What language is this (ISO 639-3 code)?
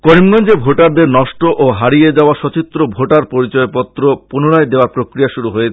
ben